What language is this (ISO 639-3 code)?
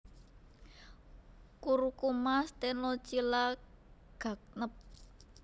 jav